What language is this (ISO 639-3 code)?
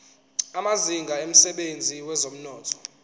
zul